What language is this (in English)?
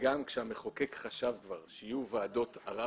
Hebrew